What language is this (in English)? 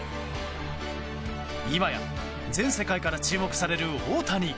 Japanese